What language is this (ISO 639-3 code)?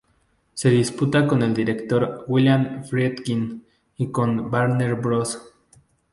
spa